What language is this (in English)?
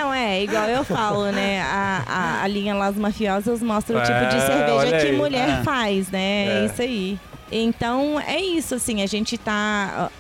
Portuguese